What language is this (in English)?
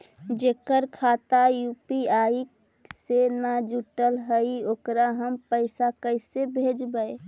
Magahi